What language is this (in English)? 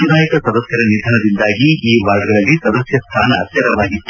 Kannada